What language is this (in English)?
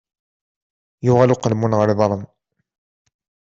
Kabyle